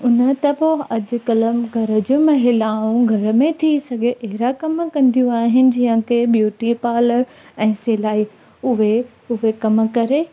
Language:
Sindhi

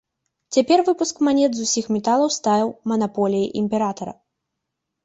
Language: Belarusian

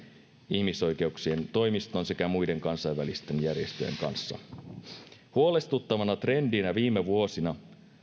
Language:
Finnish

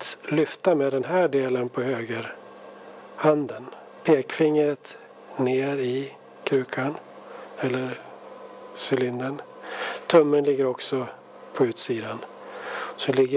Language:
Swedish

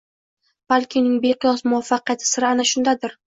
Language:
Uzbek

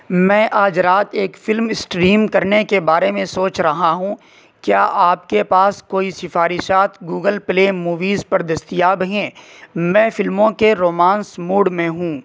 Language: Urdu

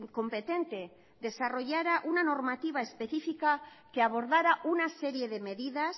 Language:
Spanish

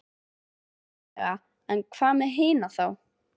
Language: Icelandic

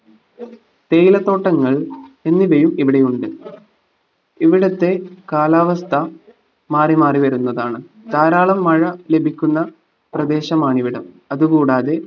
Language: Malayalam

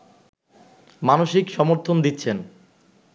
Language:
Bangla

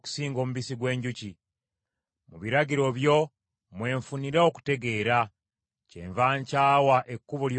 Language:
Ganda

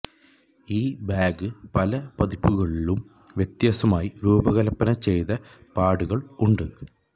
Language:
Malayalam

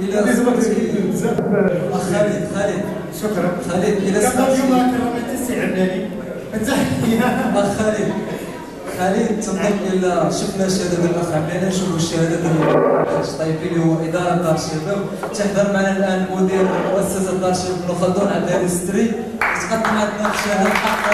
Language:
Arabic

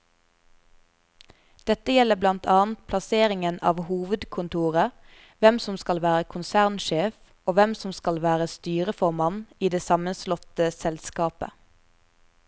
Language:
Norwegian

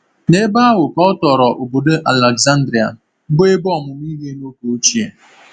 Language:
Igbo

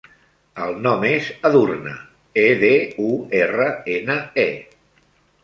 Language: Catalan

